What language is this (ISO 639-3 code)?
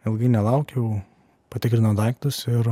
lit